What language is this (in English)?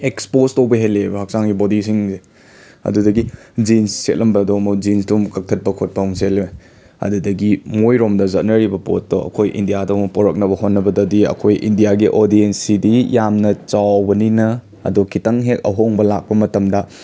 Manipuri